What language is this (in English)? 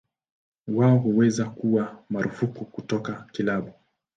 Swahili